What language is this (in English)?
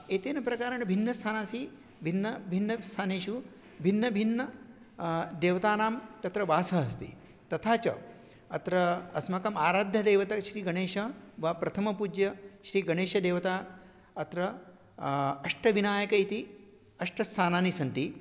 Sanskrit